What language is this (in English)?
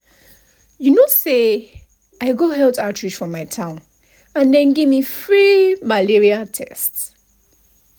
Nigerian Pidgin